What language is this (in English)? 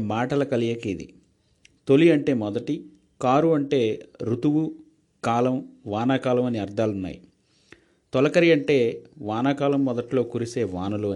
Telugu